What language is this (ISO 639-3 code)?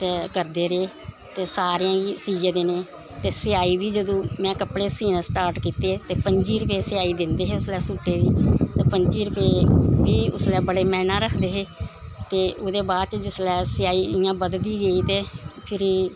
doi